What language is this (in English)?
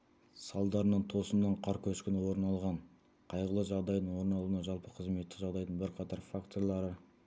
Kazakh